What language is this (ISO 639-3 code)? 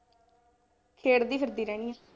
pan